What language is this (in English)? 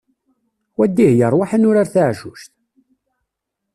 Kabyle